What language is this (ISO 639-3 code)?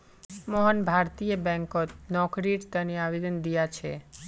mag